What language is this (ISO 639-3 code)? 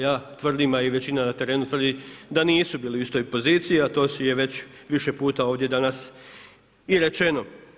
hrv